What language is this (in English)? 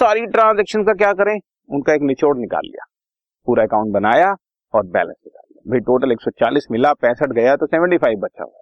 Hindi